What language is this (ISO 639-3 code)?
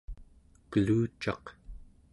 esu